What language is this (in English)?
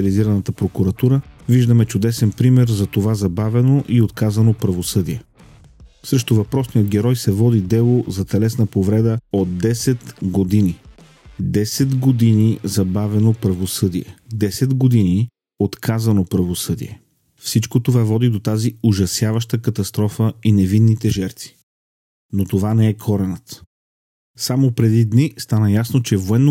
Bulgarian